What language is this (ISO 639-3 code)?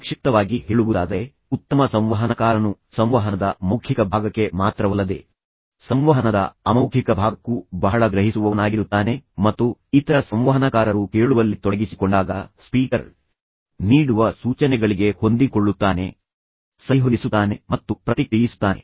kan